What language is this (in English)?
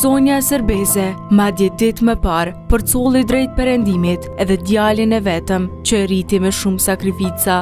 Romanian